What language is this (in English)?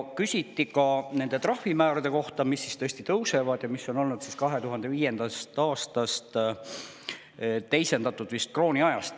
Estonian